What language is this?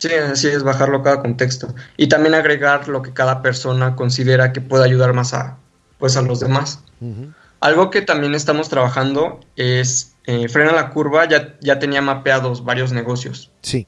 Spanish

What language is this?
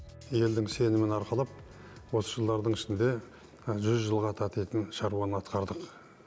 Kazakh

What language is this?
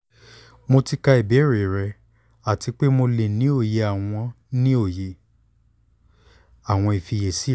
Yoruba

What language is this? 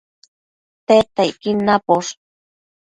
Matsés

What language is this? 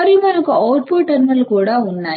Telugu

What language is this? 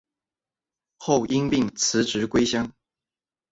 Chinese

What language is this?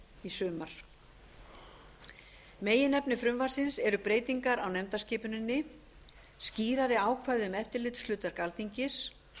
Icelandic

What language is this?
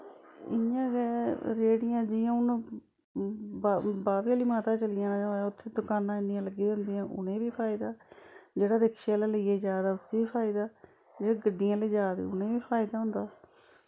Dogri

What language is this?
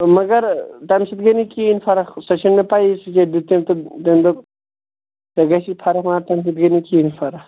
Kashmiri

